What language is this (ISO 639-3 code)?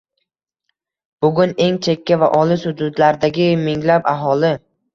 uzb